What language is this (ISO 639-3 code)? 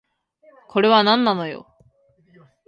jpn